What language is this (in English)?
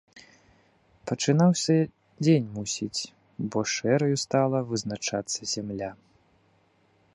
Belarusian